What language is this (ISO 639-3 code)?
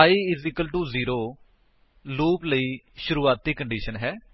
pan